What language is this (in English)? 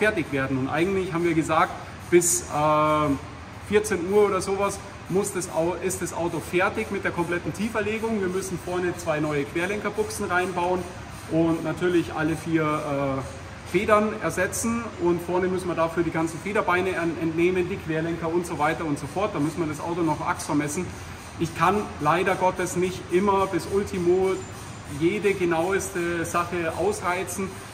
German